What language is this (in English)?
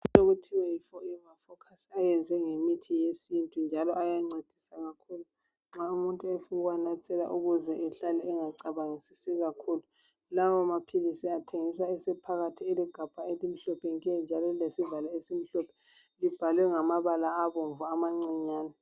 North Ndebele